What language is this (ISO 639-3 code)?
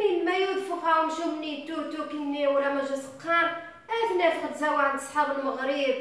ara